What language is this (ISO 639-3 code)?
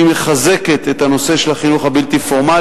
heb